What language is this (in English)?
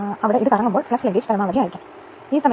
Malayalam